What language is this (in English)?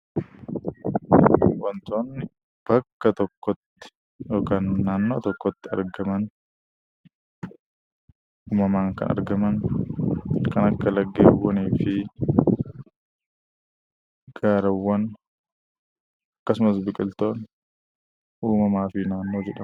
Oromo